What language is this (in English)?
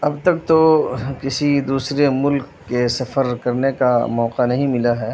Urdu